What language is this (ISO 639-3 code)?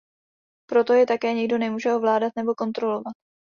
ces